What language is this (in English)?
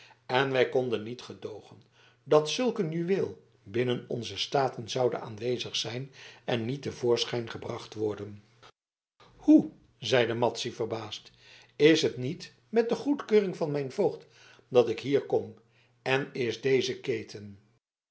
Dutch